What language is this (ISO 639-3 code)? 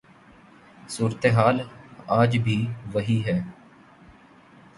urd